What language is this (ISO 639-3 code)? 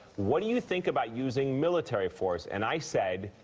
eng